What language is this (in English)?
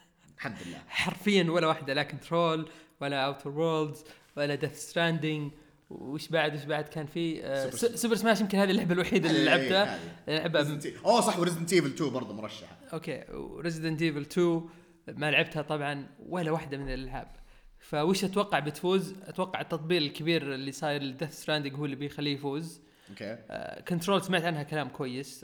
Arabic